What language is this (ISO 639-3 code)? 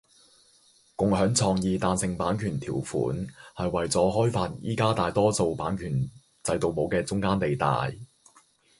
yue